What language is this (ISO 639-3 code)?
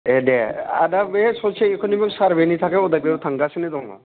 brx